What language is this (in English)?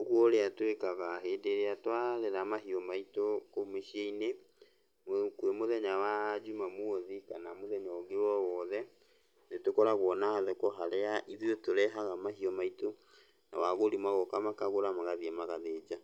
Kikuyu